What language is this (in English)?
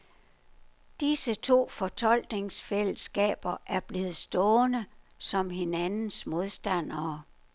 Danish